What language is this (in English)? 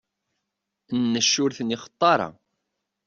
Kabyle